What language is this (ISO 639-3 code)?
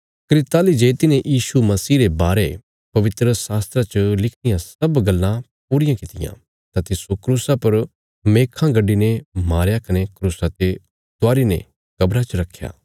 kfs